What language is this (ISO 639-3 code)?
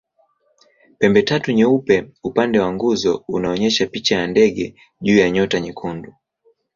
swa